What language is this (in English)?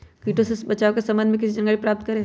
Magahi